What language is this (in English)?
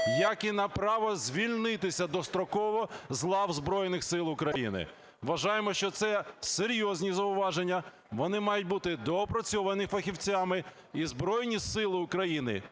Ukrainian